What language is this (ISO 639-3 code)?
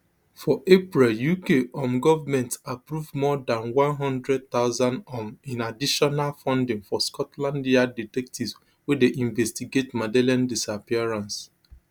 pcm